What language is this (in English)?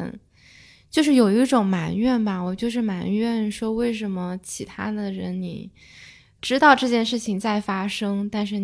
Chinese